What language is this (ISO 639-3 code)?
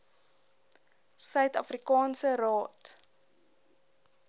afr